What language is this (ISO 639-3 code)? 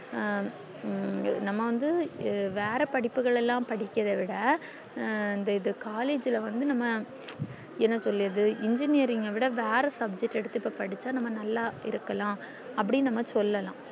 tam